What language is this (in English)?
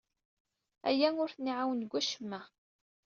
Kabyle